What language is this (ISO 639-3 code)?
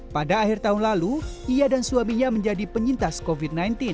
ind